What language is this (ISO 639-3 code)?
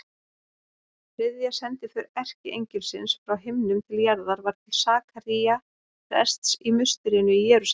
isl